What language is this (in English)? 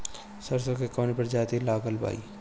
Bhojpuri